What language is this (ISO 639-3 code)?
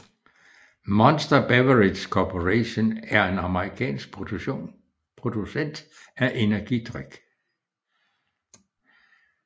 dan